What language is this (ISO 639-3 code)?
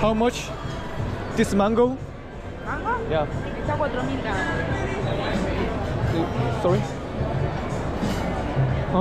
kor